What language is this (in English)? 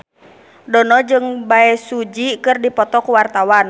Sundanese